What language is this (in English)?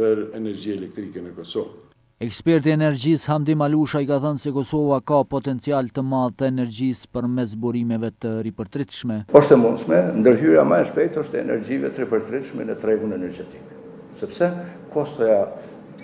Romanian